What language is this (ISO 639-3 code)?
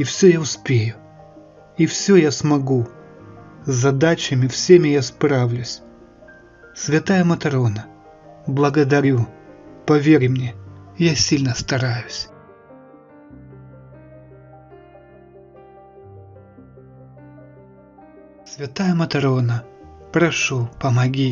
rus